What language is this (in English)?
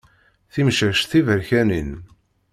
Kabyle